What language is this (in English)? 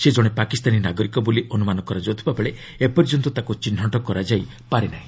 Odia